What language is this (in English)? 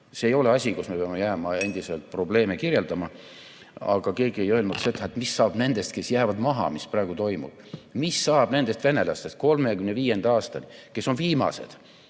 Estonian